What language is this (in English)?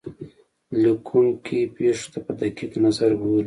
Pashto